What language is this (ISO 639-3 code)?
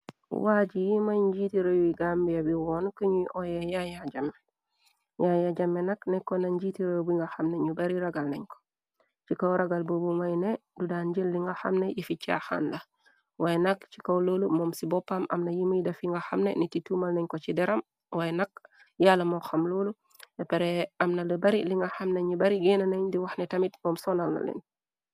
wol